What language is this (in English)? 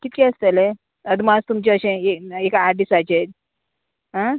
Konkani